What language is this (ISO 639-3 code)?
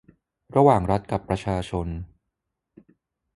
tha